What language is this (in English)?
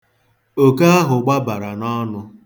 Igbo